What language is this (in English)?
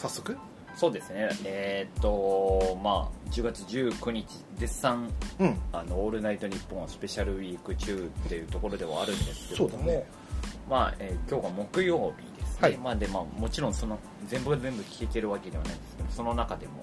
Japanese